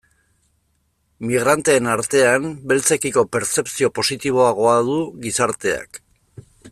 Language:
Basque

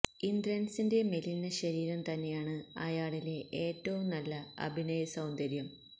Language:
Malayalam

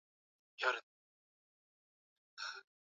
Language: Swahili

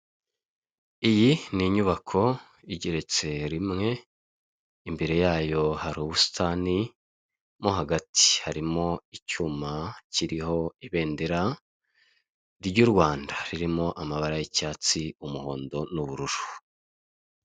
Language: Kinyarwanda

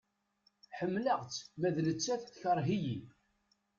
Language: Kabyle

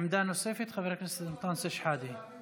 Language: Hebrew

